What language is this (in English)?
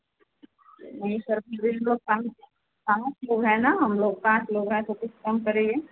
Hindi